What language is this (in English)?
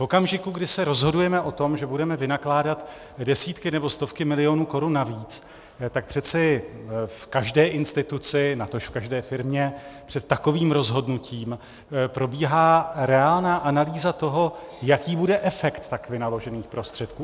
Czech